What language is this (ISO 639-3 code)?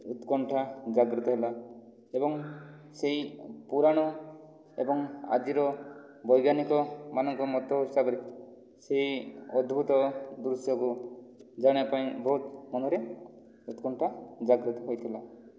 ori